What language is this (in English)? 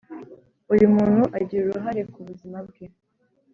Kinyarwanda